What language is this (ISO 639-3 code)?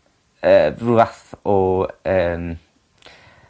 cym